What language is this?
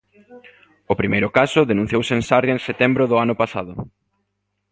Galician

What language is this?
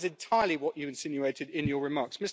English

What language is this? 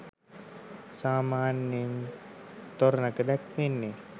Sinhala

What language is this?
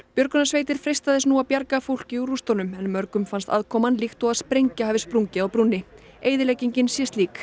Icelandic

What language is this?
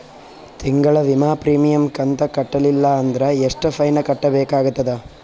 Kannada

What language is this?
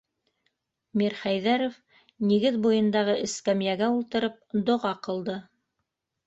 Bashkir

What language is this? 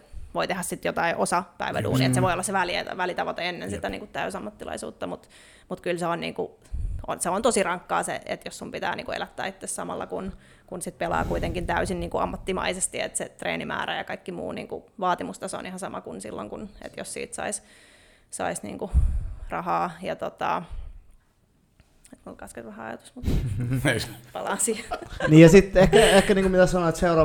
Finnish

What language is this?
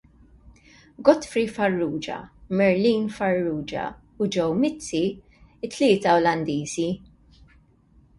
Maltese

